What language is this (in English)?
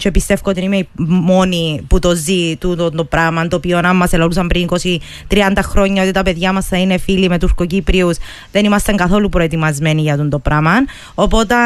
Greek